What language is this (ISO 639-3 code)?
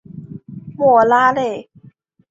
zho